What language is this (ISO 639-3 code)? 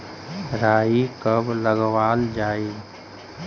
mag